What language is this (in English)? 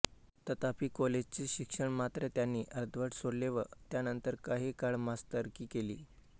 Marathi